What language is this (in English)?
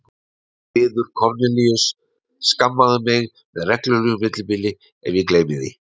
Icelandic